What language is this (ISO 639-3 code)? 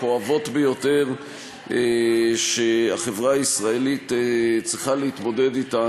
heb